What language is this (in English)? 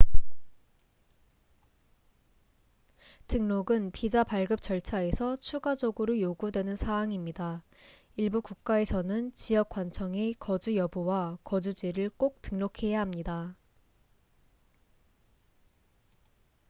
Korean